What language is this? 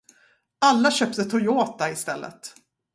Swedish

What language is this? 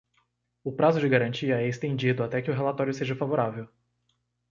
Portuguese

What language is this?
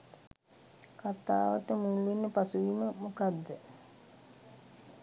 Sinhala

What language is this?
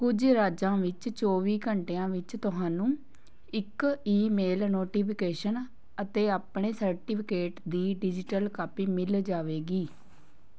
Punjabi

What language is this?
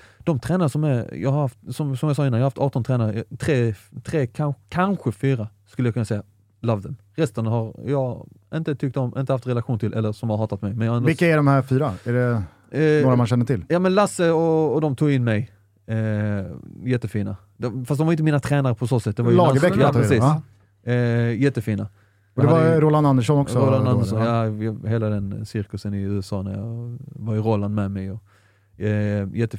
Swedish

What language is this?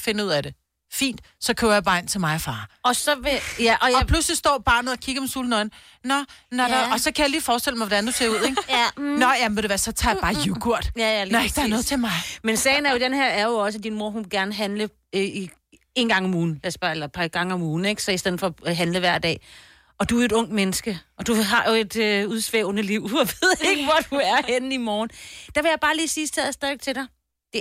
Danish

